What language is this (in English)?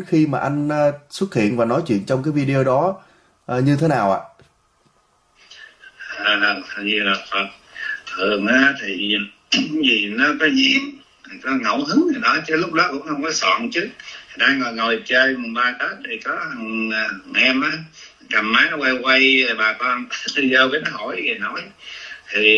Vietnamese